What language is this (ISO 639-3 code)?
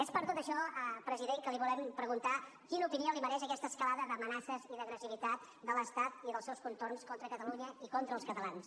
cat